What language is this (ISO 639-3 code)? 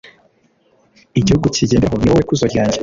kin